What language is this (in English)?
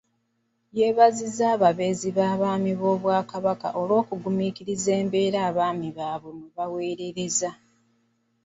Ganda